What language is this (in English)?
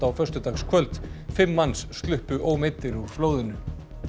Icelandic